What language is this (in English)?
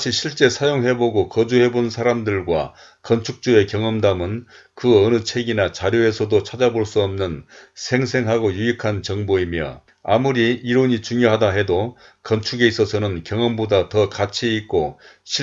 Korean